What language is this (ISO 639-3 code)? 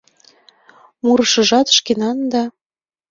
chm